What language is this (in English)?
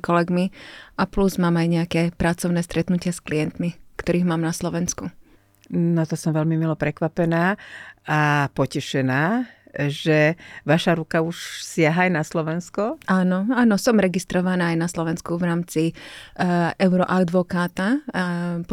Slovak